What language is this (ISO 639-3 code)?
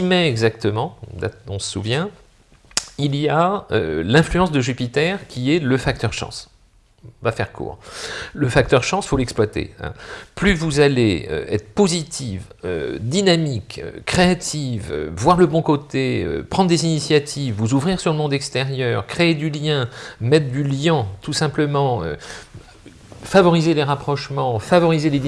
fra